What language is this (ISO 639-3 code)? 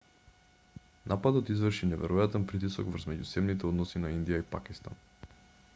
mkd